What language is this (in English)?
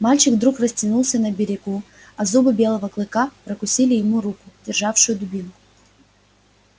Russian